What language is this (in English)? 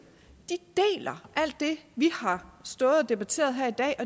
Danish